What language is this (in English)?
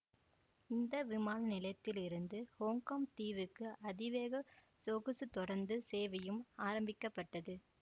Tamil